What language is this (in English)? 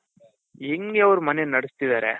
Kannada